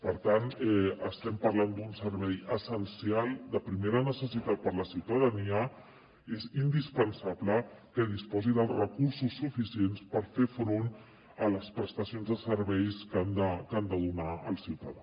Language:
Catalan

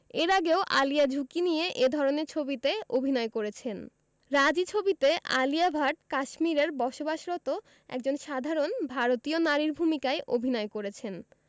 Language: Bangla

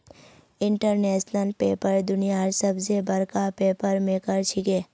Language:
Magahi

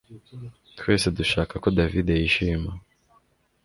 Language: Kinyarwanda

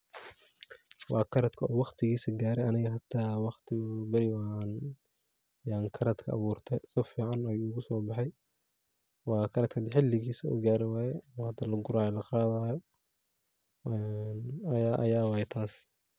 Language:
Somali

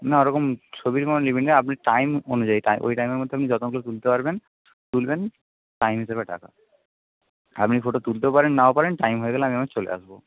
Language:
Bangla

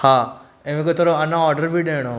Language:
Sindhi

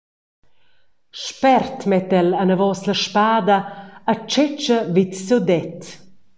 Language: Romansh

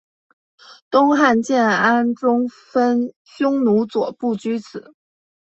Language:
Chinese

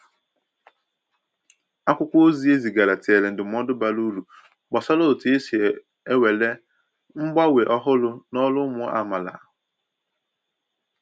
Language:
Igbo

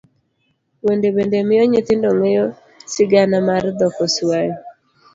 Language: Luo (Kenya and Tanzania)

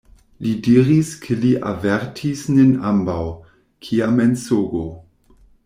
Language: Esperanto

